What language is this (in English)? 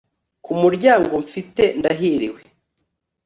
Kinyarwanda